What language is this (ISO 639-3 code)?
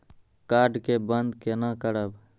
mai